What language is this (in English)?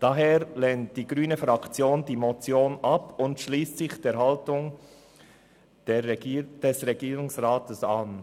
Swiss German